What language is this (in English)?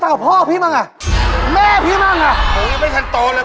Thai